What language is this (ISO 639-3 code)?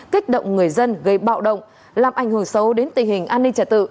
vie